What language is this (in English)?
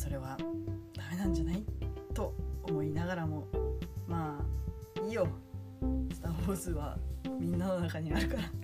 Japanese